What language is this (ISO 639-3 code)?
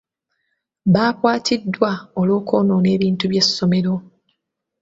lug